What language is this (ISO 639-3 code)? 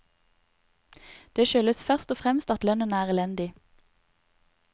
nor